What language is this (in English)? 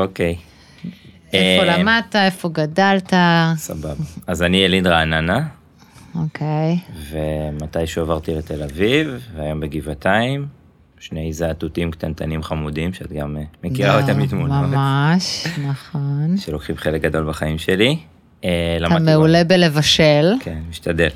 Hebrew